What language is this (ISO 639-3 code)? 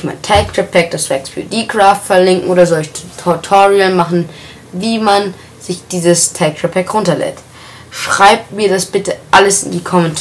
deu